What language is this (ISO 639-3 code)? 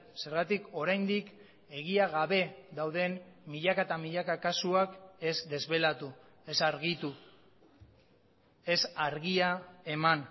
eus